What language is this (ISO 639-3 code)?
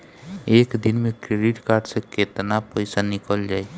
bho